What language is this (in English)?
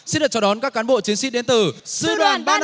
Vietnamese